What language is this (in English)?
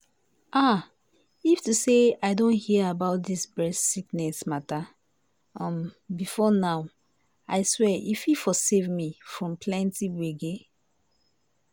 Nigerian Pidgin